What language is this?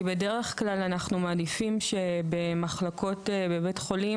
Hebrew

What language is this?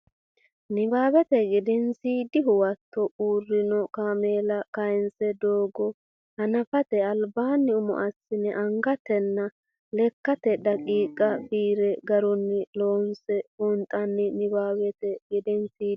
Sidamo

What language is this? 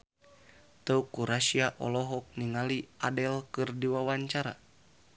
Sundanese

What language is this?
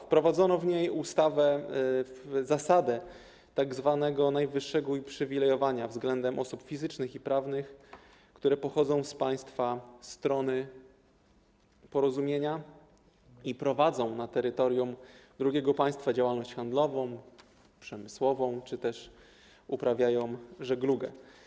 Polish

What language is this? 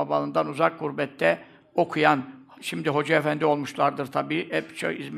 Turkish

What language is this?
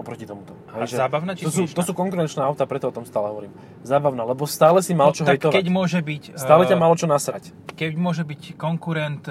Slovak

